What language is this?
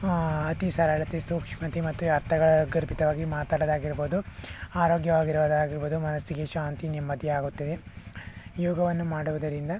Kannada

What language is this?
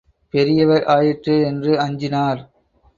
Tamil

